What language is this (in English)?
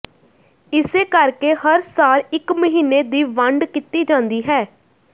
Punjabi